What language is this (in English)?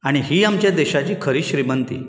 Konkani